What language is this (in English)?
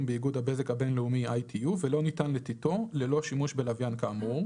Hebrew